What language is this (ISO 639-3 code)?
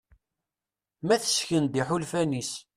kab